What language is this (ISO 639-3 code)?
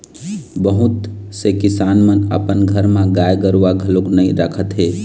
hne